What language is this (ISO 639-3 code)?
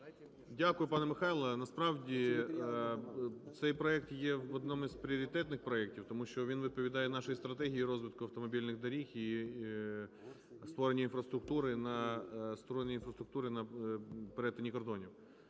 ukr